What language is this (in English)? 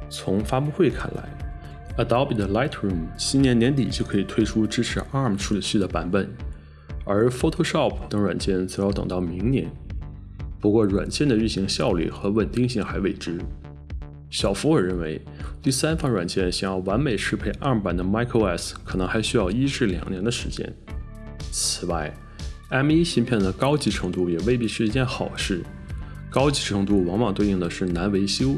Chinese